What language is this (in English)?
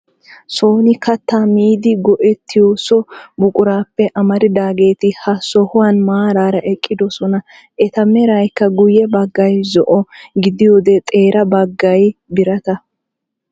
Wolaytta